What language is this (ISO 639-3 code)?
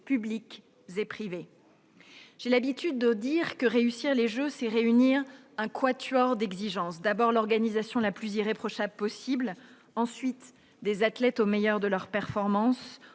fra